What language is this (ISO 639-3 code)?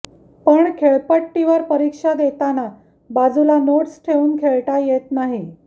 mar